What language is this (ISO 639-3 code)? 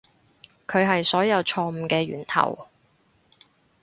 yue